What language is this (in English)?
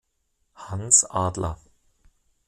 German